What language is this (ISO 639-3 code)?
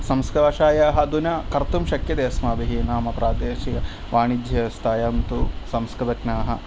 san